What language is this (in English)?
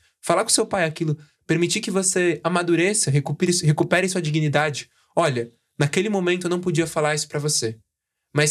Portuguese